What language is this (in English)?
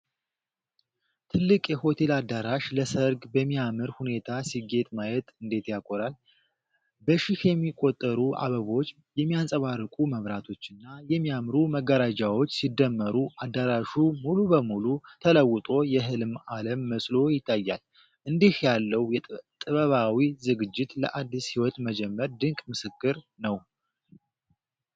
Amharic